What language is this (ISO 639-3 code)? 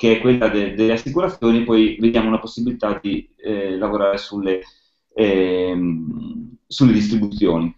ita